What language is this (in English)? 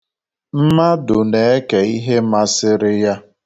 Igbo